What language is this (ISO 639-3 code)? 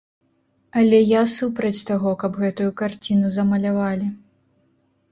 bel